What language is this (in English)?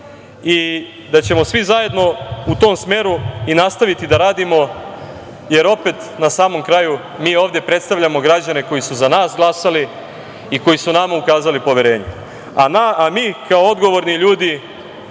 Serbian